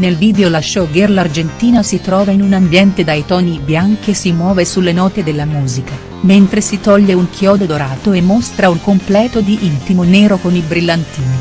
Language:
Italian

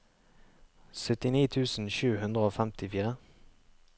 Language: Norwegian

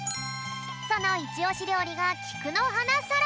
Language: Japanese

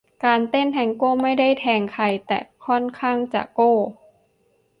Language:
Thai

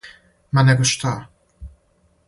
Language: Serbian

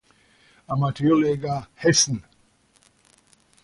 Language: German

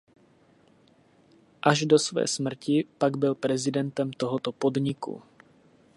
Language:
Czech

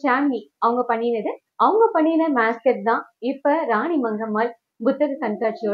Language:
Tamil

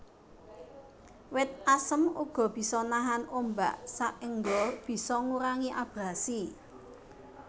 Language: Javanese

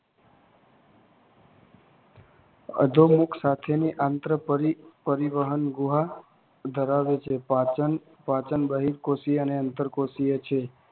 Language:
Gujarati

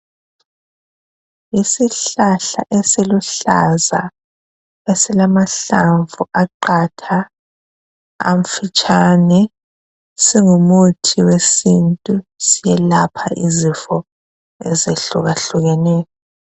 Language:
North Ndebele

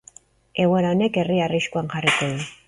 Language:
Basque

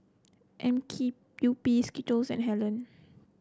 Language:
English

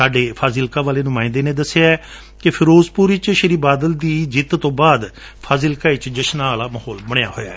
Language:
Punjabi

